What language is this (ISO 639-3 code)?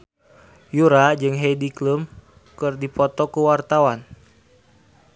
sun